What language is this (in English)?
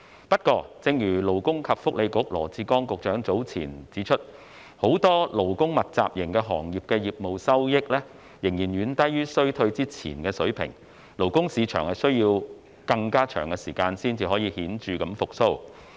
Cantonese